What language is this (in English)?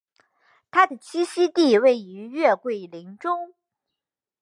Chinese